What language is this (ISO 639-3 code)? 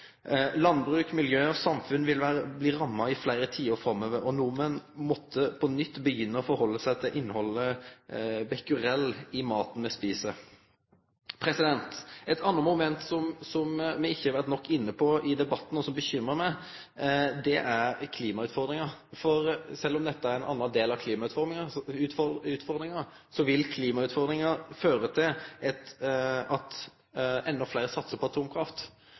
nno